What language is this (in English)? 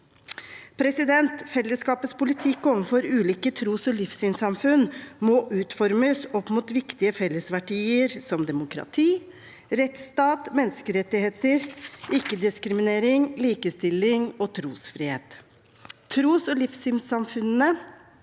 Norwegian